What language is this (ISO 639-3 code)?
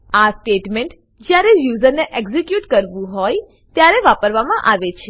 guj